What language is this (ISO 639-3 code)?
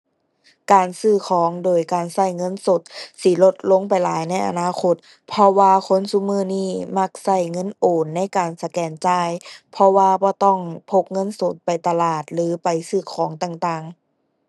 tha